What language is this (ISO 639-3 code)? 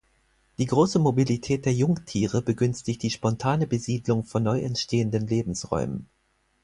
deu